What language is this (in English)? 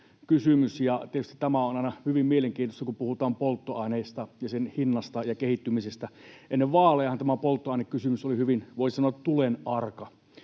Finnish